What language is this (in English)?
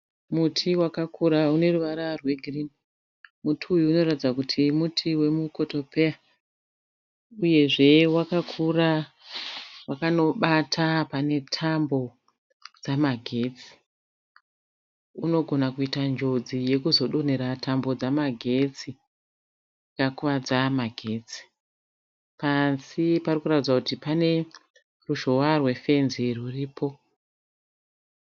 Shona